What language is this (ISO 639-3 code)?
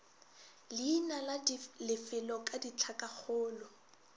nso